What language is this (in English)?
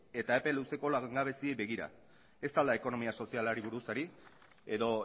Basque